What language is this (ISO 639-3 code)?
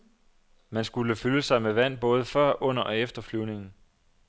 dan